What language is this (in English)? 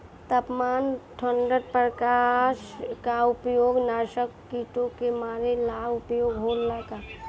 Bhojpuri